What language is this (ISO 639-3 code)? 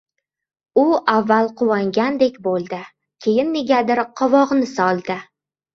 uzb